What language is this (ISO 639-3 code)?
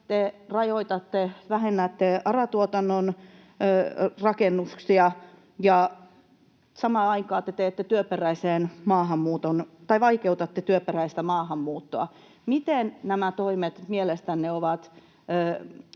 fin